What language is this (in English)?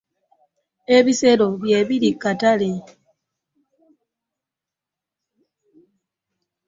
Ganda